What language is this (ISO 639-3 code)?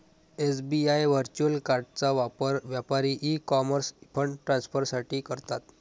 mar